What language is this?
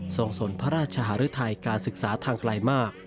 Thai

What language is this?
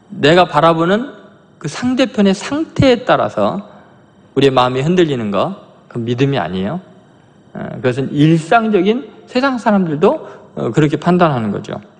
Korean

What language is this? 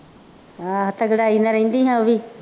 Punjabi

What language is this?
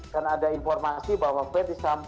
Indonesian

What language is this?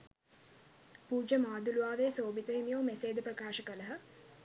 Sinhala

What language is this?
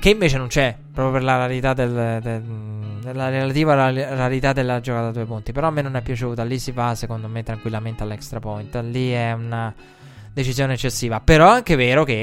Italian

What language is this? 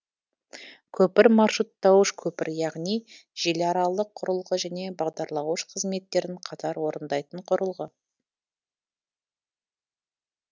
Kazakh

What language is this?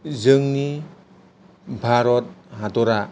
Bodo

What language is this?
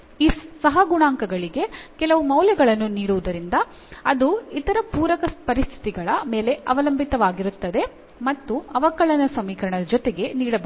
Kannada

